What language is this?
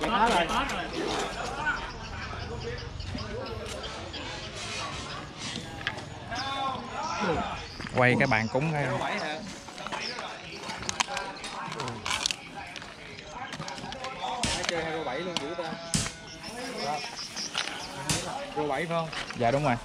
Vietnamese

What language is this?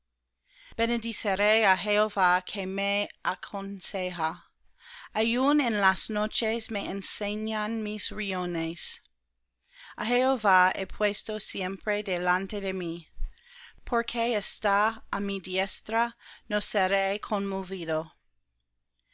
Spanish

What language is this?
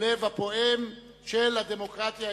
Hebrew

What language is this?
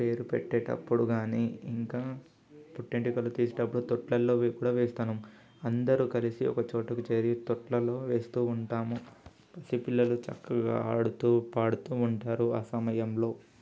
Telugu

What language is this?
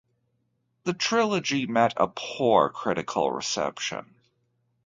English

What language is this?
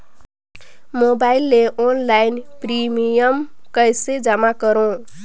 Chhattisgarhi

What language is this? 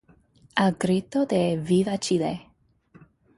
Spanish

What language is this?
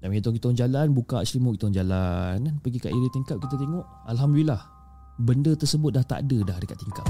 Malay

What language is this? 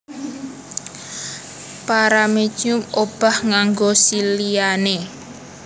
Javanese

